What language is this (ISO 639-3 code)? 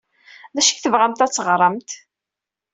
kab